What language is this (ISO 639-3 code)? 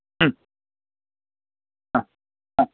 san